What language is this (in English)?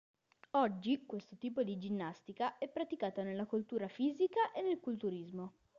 Italian